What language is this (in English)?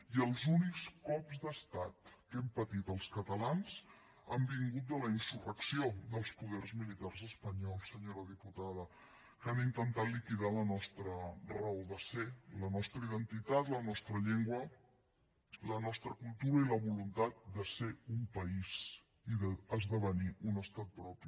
Catalan